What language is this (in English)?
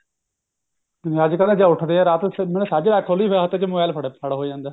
Punjabi